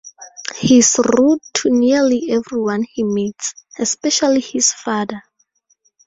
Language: English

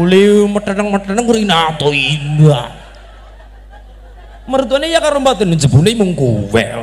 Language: Indonesian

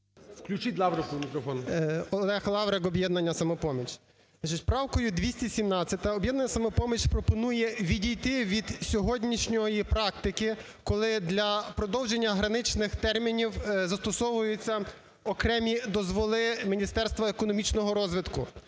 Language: Ukrainian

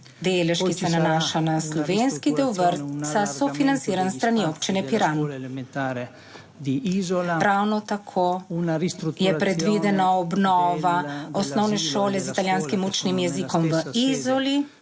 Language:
Slovenian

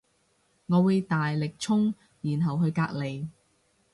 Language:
Cantonese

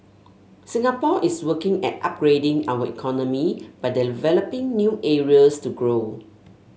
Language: English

